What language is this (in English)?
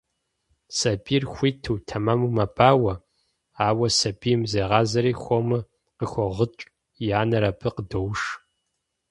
Kabardian